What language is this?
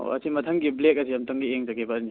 Manipuri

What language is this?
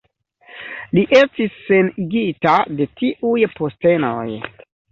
Esperanto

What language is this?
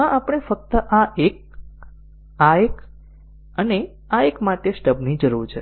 Gujarati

